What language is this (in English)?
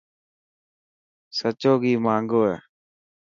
Dhatki